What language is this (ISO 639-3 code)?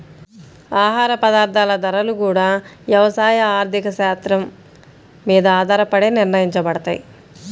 tel